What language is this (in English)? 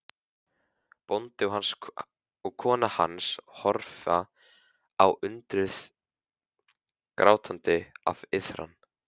Icelandic